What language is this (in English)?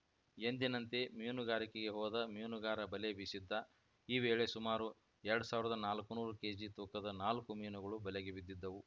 Kannada